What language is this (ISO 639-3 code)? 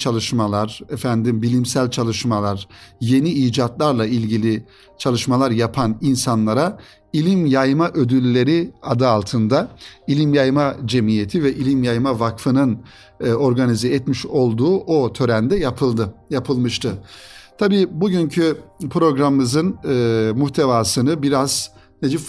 tur